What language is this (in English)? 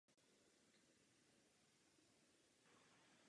Czech